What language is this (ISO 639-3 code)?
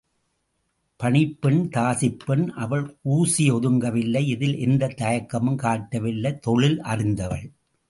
tam